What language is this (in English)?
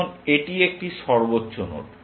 Bangla